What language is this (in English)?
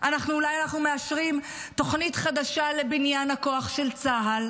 Hebrew